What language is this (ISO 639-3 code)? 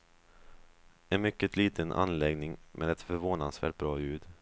swe